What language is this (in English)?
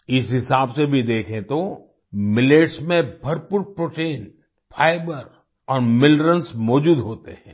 Hindi